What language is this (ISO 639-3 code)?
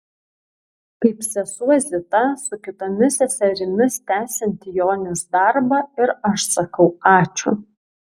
lit